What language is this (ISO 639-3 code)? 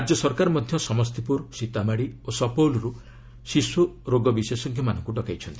ori